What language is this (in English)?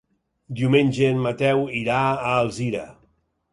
Catalan